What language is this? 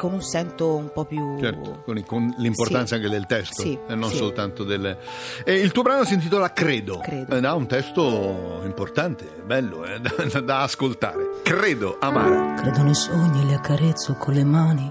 Italian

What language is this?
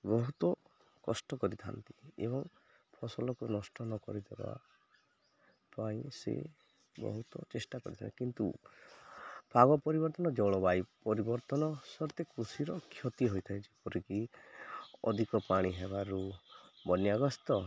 Odia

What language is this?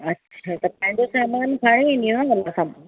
Sindhi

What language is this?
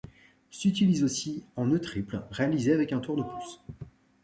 French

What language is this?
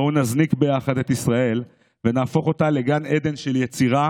Hebrew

